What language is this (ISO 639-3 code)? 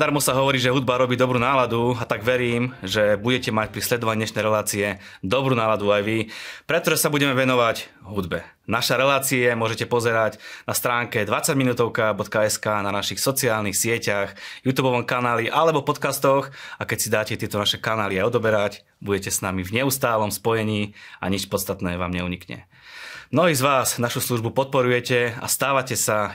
slk